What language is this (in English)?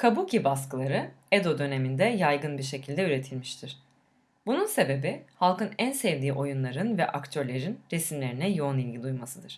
Turkish